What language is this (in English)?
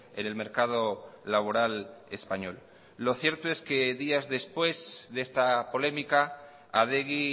Spanish